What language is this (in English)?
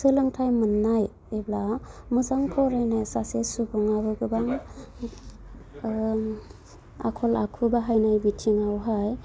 Bodo